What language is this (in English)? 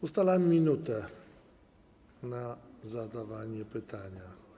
Polish